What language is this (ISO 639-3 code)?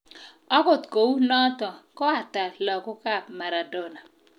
kln